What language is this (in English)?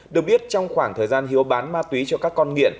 Vietnamese